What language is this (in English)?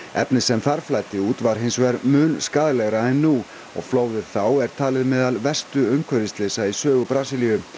Icelandic